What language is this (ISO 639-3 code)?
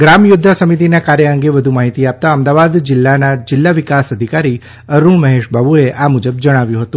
guj